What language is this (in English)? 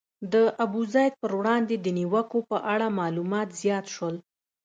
Pashto